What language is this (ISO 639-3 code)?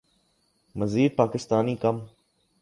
urd